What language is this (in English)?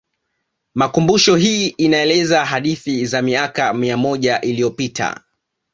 Swahili